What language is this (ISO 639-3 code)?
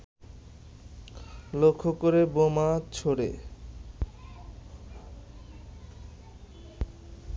ben